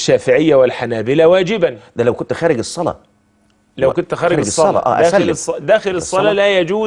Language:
Arabic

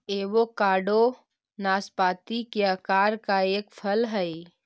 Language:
Magahi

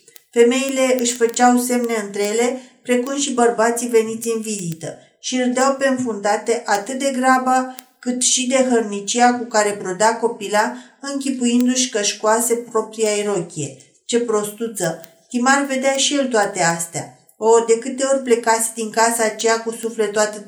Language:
Romanian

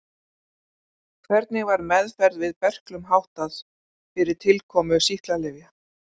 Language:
Icelandic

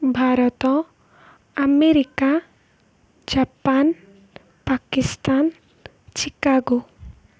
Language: Odia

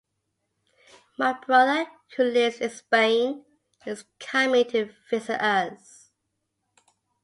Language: English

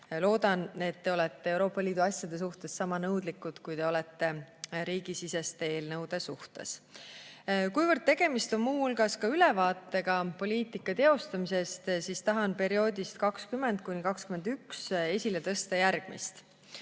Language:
Estonian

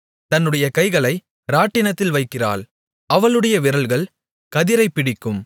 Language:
Tamil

